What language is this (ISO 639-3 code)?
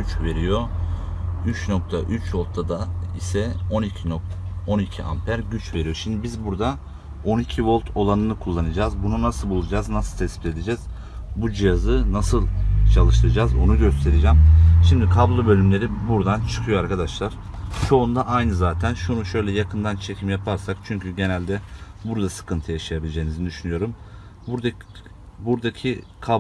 tur